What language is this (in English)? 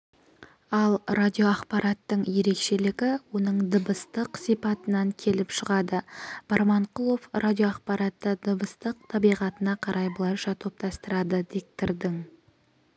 Kazakh